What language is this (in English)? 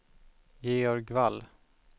Swedish